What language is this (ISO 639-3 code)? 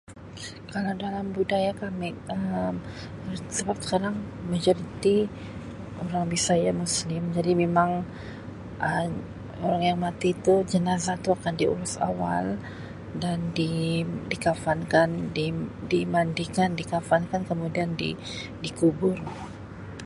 msi